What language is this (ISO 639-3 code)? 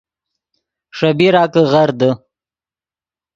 ydg